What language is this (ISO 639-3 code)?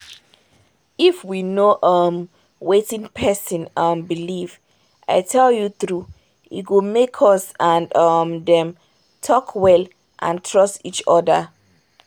pcm